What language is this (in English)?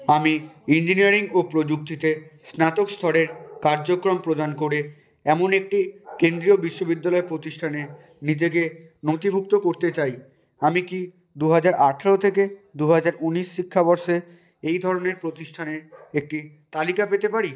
Bangla